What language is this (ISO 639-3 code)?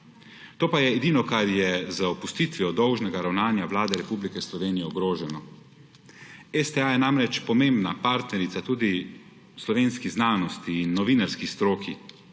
slv